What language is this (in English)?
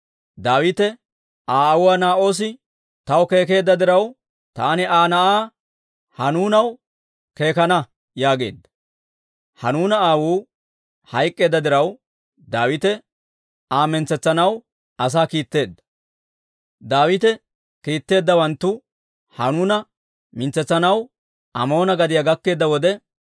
Dawro